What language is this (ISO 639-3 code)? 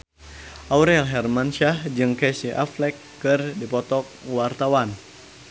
sun